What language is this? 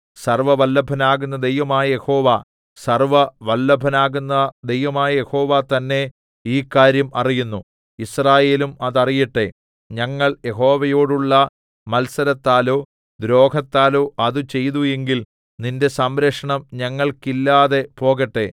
Malayalam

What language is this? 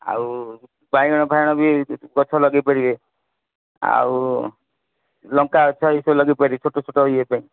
Odia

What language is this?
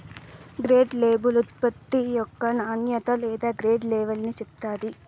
Telugu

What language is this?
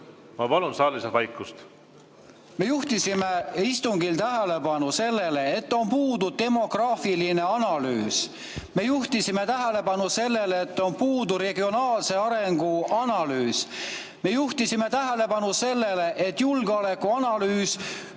Estonian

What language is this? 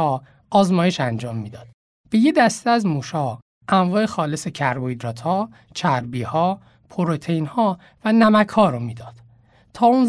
Persian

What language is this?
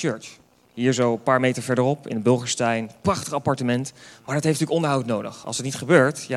Dutch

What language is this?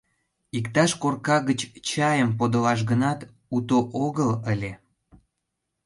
Mari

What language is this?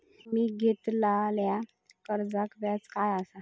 Marathi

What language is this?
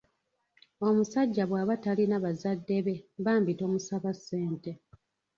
Ganda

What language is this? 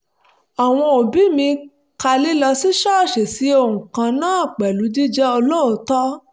Yoruba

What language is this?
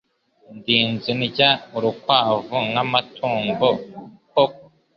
Kinyarwanda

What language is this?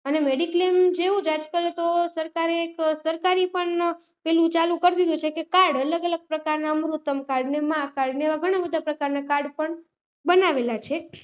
Gujarati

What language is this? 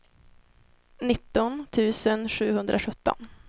Swedish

